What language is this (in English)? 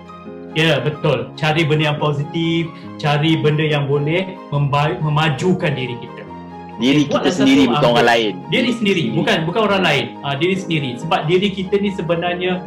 Malay